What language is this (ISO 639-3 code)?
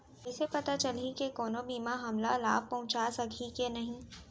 hne